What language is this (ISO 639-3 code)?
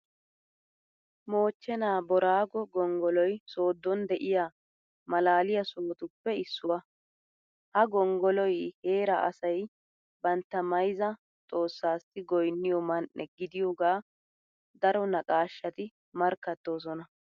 wal